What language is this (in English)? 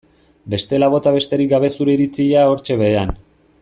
Basque